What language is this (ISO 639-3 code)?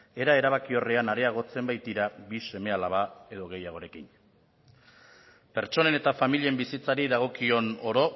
eus